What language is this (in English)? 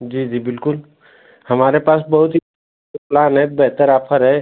Hindi